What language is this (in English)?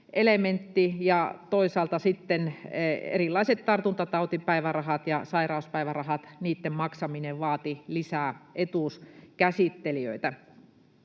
Finnish